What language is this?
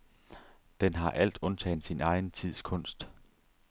Danish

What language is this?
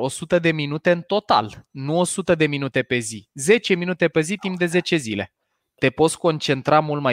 Romanian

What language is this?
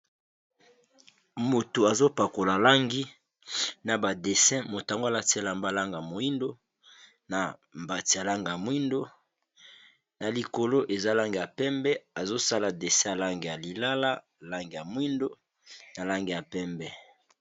Lingala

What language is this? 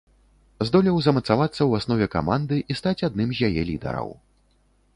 Belarusian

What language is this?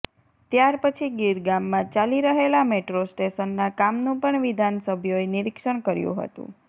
Gujarati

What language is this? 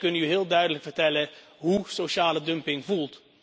Dutch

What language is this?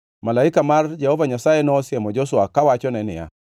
Luo (Kenya and Tanzania)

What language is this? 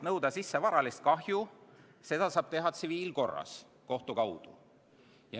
Estonian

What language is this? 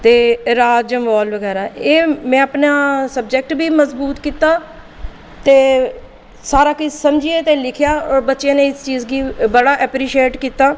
Dogri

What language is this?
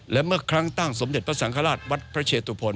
Thai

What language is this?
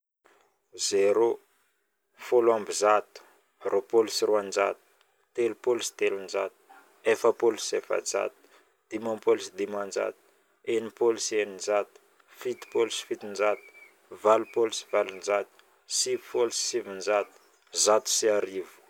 Northern Betsimisaraka Malagasy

